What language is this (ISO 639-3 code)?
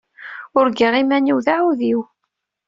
kab